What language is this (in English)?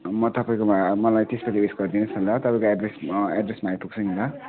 Nepali